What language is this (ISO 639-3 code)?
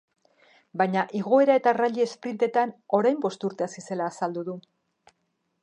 eus